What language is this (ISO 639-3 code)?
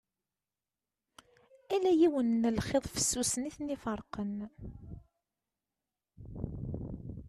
kab